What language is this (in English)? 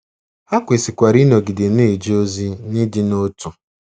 Igbo